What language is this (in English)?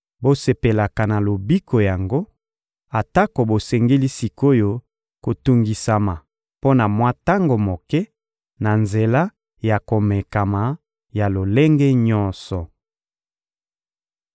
Lingala